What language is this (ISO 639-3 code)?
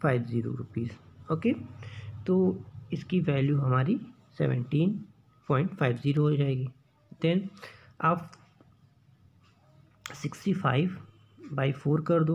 hin